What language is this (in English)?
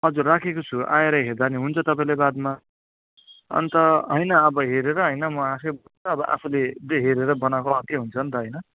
Nepali